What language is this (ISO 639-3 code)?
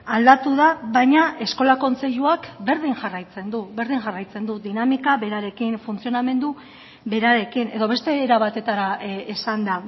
eus